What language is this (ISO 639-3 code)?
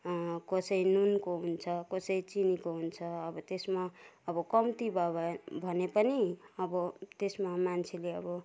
nep